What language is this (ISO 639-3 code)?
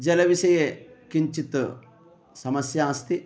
san